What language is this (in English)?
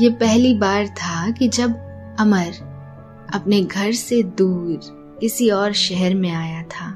Hindi